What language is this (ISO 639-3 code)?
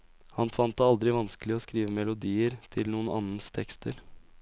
nor